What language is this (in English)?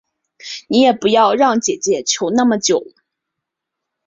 Chinese